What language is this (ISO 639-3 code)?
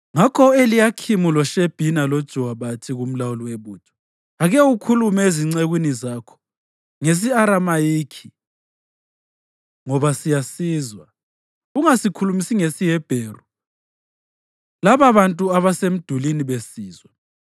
nde